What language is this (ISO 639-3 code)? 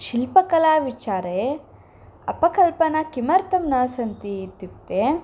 san